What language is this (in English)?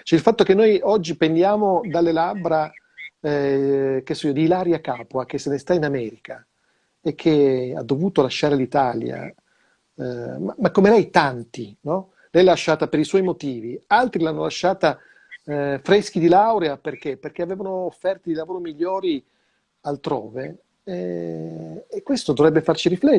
Italian